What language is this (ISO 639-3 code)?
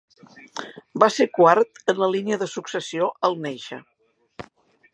cat